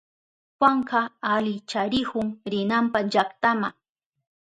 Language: Southern Pastaza Quechua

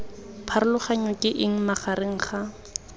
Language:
Tswana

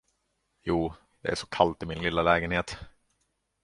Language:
Swedish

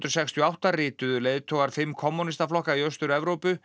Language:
Icelandic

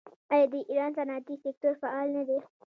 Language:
Pashto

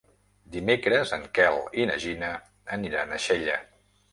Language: Catalan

